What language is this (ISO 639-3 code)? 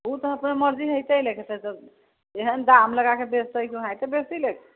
mai